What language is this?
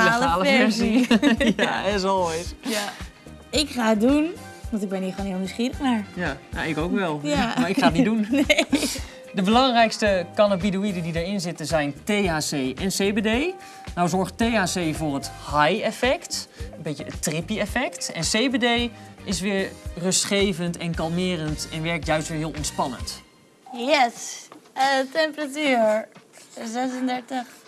Dutch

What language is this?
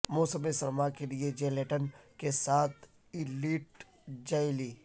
Urdu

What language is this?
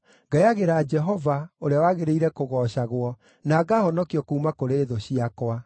Kikuyu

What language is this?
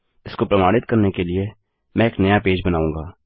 Hindi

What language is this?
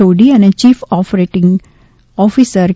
Gujarati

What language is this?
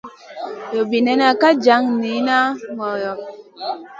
Masana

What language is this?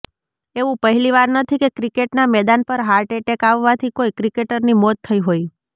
Gujarati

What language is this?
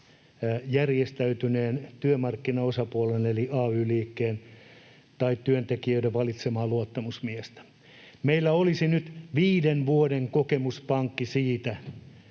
Finnish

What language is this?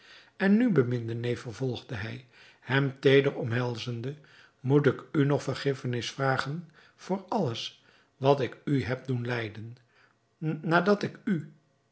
Dutch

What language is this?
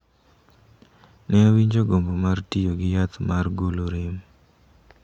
Luo (Kenya and Tanzania)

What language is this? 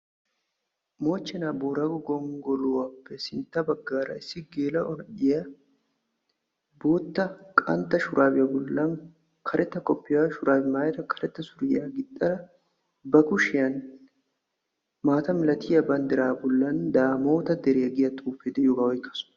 Wolaytta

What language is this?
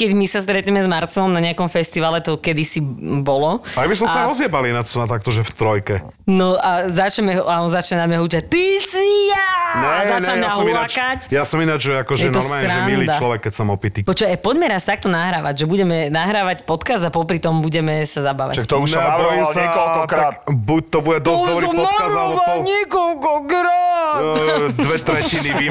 Slovak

